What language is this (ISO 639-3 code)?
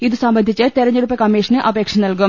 mal